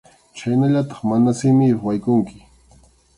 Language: Arequipa-La Unión Quechua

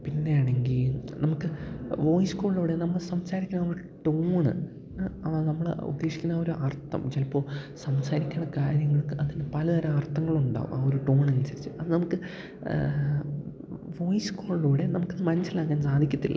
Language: Malayalam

